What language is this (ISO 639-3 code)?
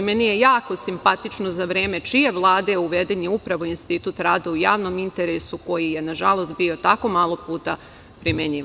srp